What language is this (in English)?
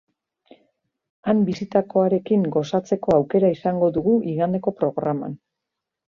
Basque